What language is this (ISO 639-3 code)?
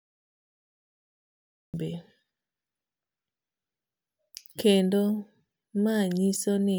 luo